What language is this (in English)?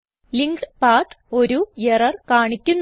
Malayalam